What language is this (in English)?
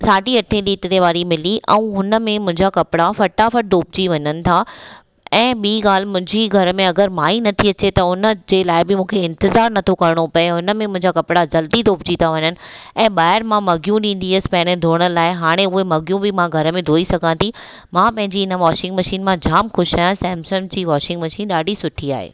Sindhi